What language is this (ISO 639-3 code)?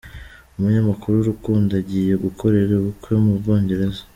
kin